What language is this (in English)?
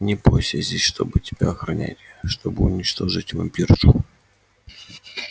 Russian